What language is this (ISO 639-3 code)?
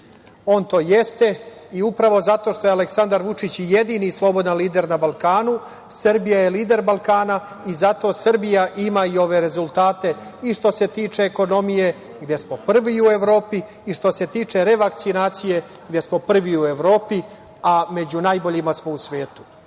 srp